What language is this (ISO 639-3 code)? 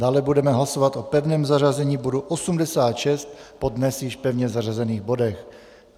ces